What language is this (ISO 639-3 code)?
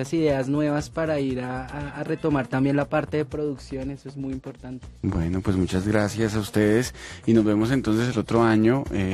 spa